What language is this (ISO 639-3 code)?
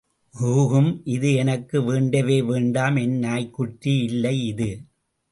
tam